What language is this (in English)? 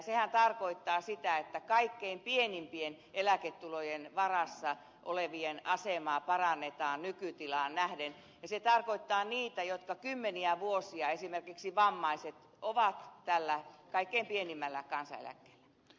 Finnish